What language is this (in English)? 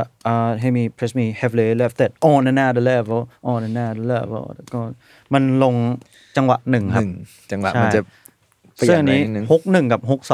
Thai